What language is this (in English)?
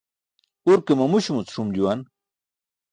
Burushaski